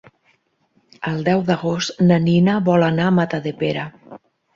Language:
Catalan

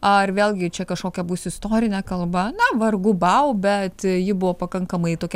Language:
Lithuanian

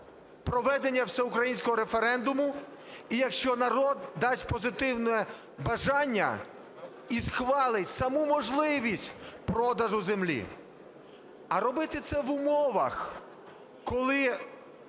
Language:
Ukrainian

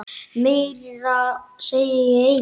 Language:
Icelandic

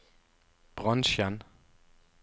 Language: Norwegian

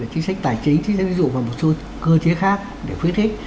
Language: Vietnamese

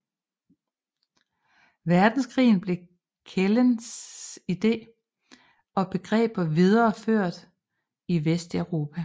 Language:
Danish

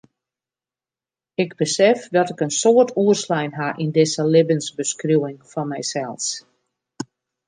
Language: Western Frisian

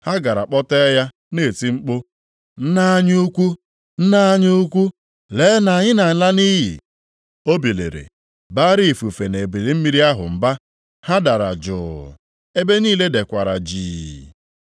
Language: Igbo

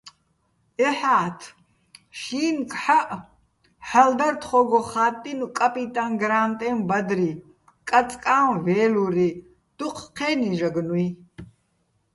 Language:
Bats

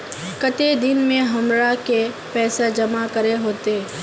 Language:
Magahi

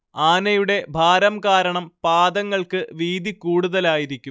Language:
Malayalam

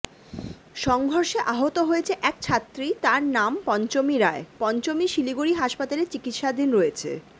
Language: Bangla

